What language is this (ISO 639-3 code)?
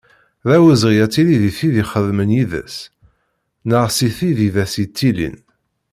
kab